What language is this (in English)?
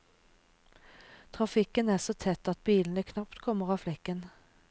Norwegian